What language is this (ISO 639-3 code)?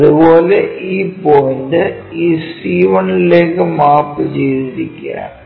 mal